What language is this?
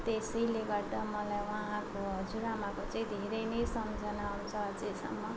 Nepali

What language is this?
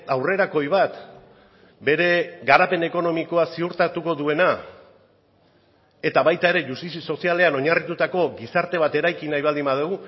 Basque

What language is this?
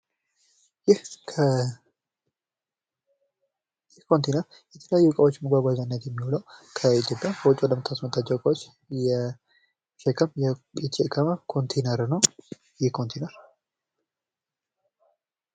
Amharic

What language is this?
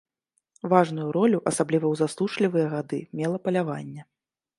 Belarusian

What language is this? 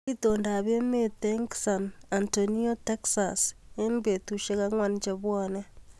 Kalenjin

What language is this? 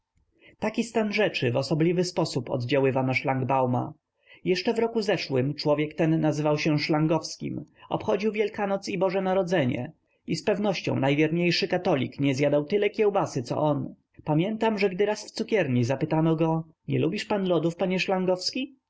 Polish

